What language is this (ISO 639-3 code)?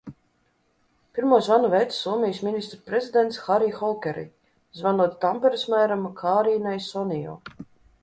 lav